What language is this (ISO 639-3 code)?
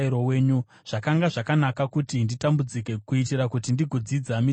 sna